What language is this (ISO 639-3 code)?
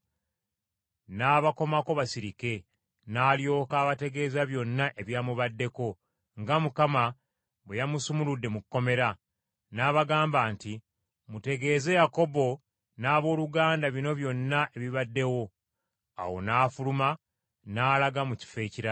lug